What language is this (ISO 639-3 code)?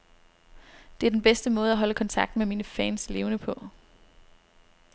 dan